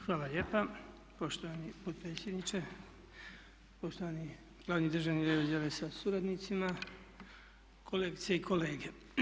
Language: Croatian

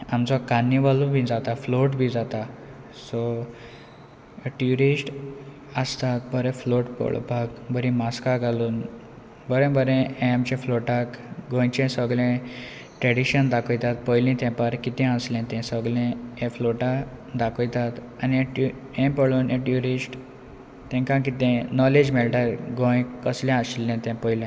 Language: Konkani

